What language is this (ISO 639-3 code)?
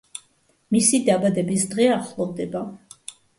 kat